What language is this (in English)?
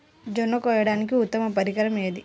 Telugu